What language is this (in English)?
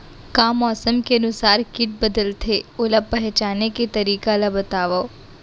Chhattisgarhi